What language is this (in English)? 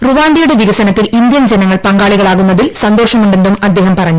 Malayalam